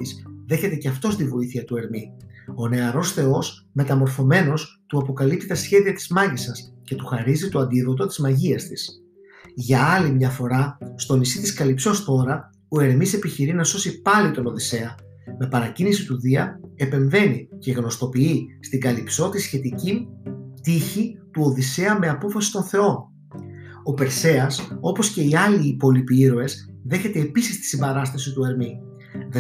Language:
Greek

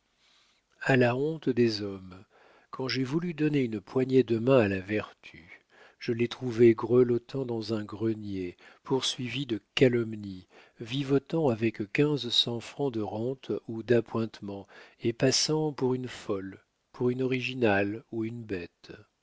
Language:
French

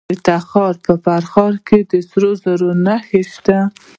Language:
Pashto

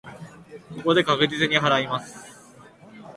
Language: Japanese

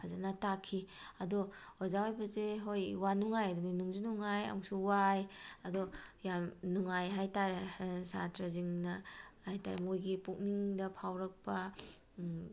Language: Manipuri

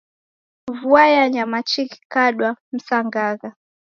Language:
Taita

